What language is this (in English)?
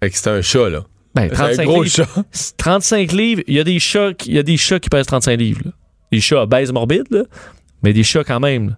French